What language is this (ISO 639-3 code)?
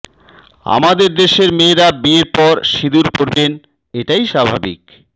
ben